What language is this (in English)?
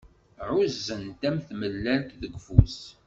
Kabyle